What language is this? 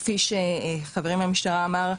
Hebrew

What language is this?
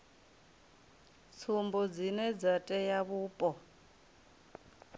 Venda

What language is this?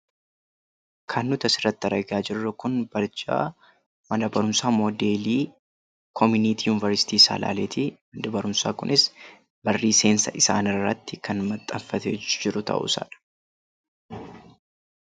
Oromo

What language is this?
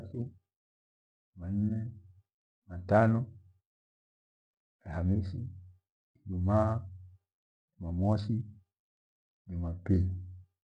Gweno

